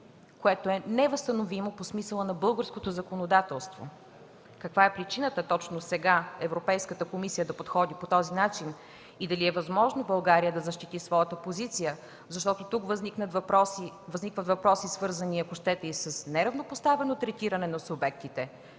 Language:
Bulgarian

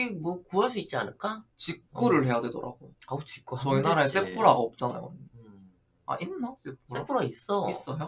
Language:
Korean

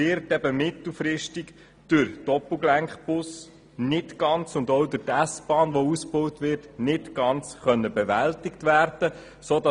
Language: Swiss German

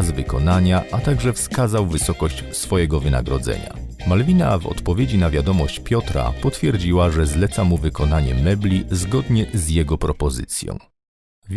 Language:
Polish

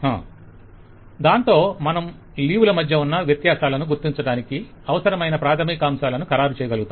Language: Telugu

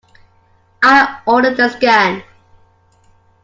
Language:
English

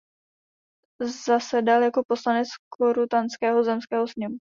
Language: Czech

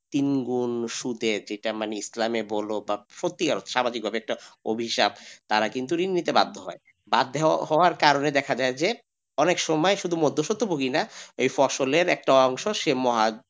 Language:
Bangla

